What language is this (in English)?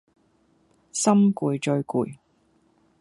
Cantonese